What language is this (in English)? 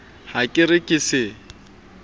Southern Sotho